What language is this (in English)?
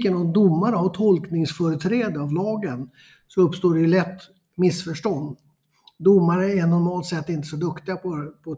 Swedish